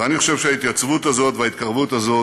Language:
Hebrew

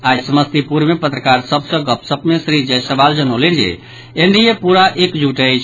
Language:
Maithili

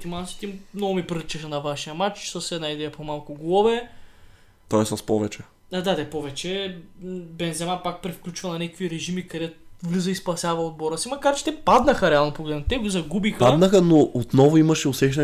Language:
Bulgarian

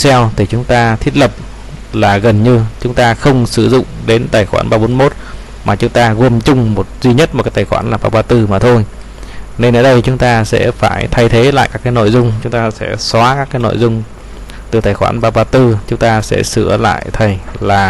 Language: Vietnamese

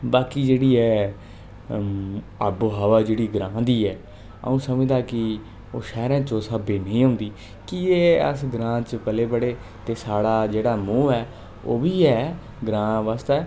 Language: Dogri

